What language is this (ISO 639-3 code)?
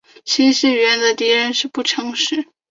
zho